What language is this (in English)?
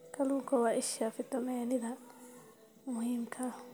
Somali